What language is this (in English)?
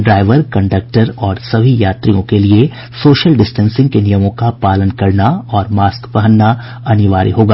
Hindi